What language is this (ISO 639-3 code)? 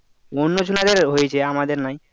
ben